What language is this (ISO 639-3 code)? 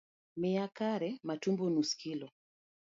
luo